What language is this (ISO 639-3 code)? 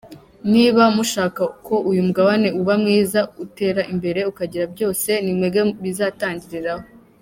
kin